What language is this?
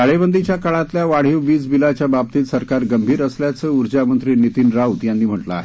Marathi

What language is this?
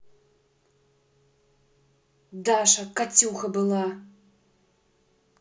Russian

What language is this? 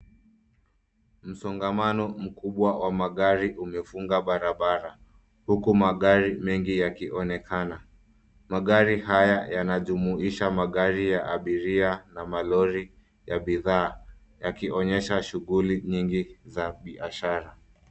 Swahili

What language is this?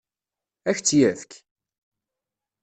Kabyle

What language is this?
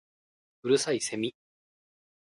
Japanese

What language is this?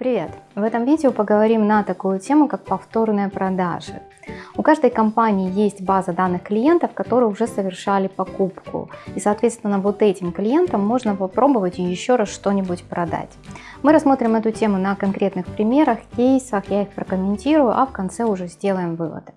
Russian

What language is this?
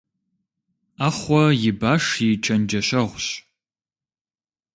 Kabardian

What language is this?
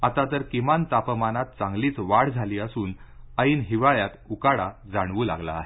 Marathi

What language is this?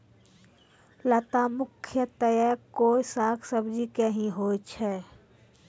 Maithili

